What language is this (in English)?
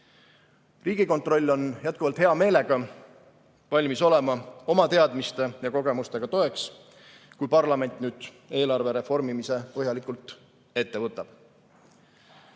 Estonian